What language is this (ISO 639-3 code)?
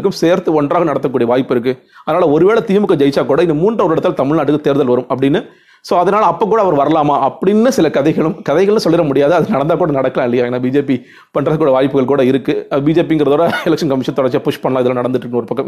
tam